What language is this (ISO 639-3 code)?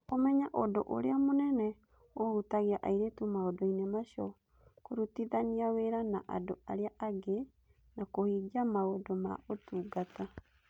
kik